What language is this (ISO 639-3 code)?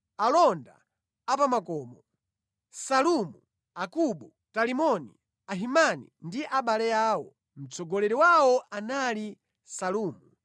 nya